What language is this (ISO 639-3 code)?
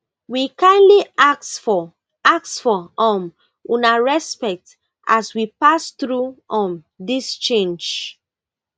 pcm